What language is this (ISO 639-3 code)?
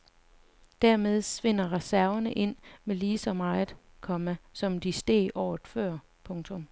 dan